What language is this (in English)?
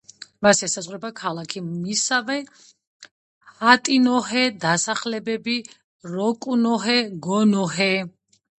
Georgian